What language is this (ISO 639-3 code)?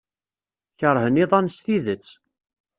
kab